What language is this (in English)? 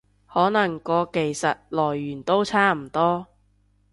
Cantonese